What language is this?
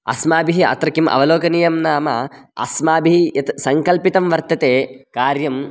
Sanskrit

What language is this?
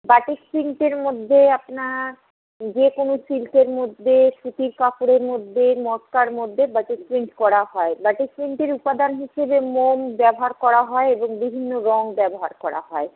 Bangla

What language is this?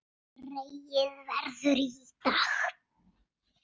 Icelandic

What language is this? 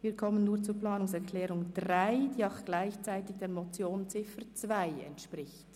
Swiss German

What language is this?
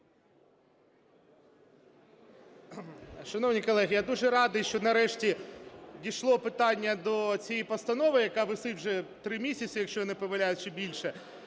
Ukrainian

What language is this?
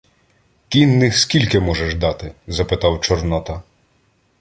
Ukrainian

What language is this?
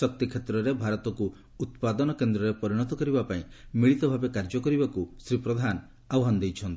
Odia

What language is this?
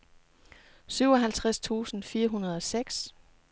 Danish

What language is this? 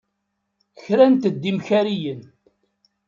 Kabyle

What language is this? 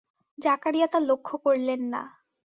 Bangla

